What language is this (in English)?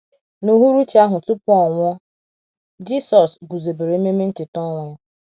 Igbo